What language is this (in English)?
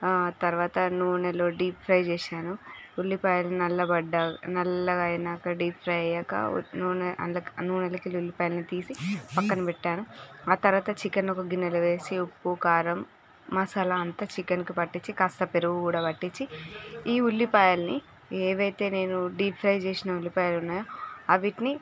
Telugu